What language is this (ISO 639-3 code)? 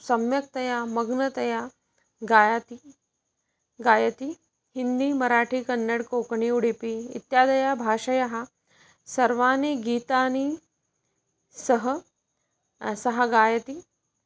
san